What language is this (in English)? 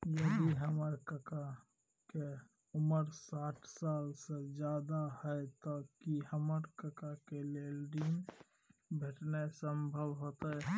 Maithili